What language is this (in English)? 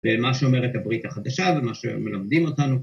Hebrew